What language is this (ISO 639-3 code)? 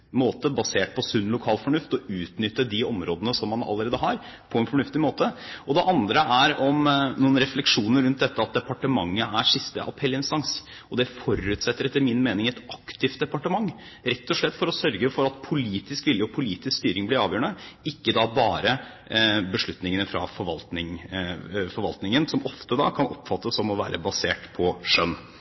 nob